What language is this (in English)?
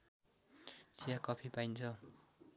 Nepali